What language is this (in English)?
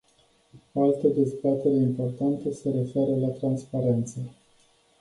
Romanian